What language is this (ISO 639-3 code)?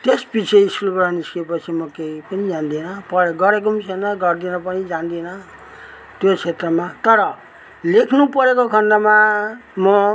nep